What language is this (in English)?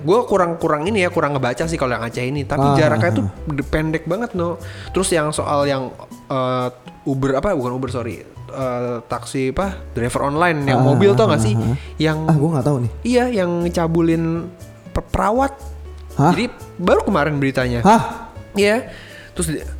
Indonesian